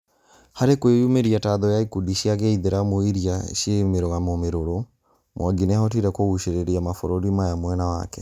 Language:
Kikuyu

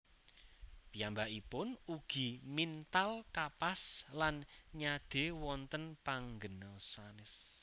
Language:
Javanese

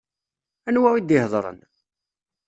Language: Kabyle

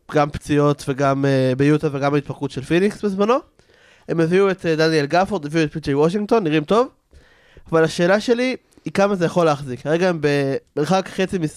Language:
Hebrew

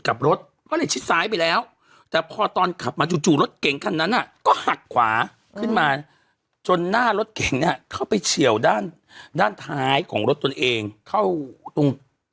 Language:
Thai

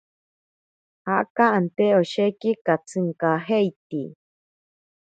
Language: Ashéninka Perené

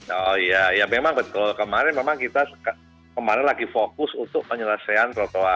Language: Indonesian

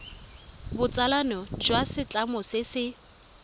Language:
Tswana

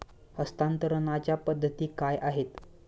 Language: Marathi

